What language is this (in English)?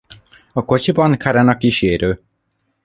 Hungarian